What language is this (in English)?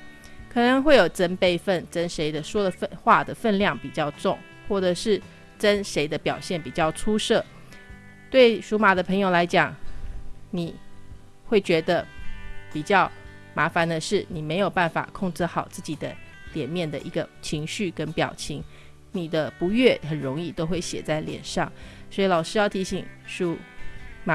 Chinese